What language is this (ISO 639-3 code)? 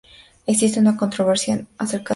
spa